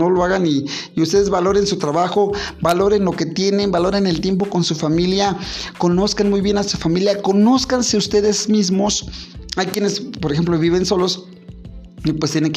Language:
Spanish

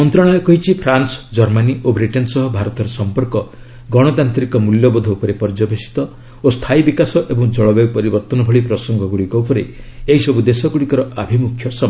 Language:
Odia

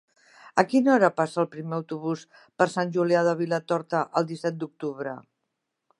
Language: Catalan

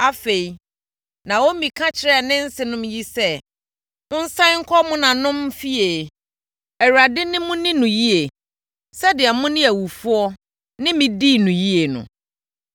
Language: Akan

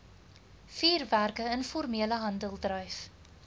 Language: Afrikaans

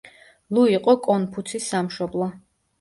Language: Georgian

